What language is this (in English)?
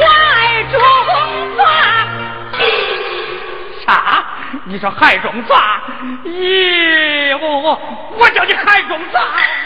Chinese